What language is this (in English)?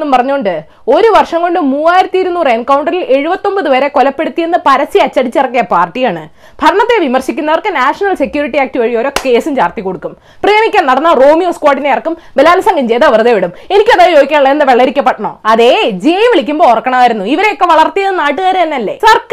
Malayalam